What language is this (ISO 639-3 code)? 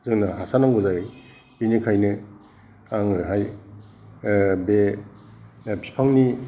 brx